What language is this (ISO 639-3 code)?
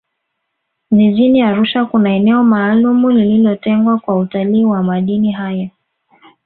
swa